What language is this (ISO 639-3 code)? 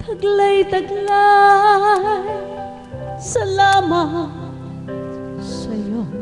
fil